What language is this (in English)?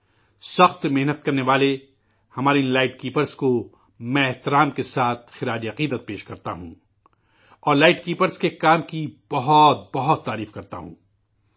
Urdu